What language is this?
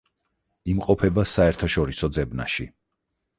Georgian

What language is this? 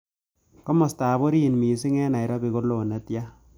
Kalenjin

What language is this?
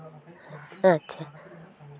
Santali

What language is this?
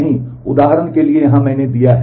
Hindi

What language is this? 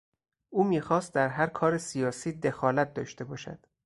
Persian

